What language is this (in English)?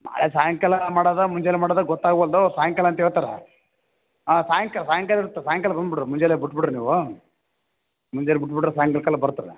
Kannada